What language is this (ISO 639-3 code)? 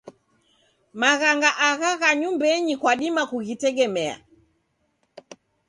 dav